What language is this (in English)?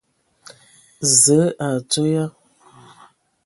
Ewondo